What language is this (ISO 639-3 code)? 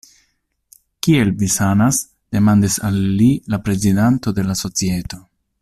epo